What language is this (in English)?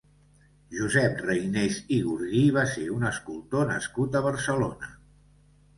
Catalan